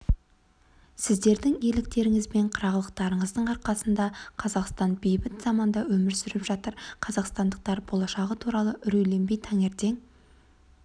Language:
Kazakh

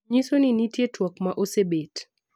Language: Luo (Kenya and Tanzania)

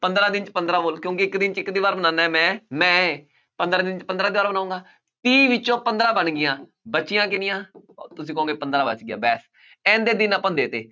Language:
Punjabi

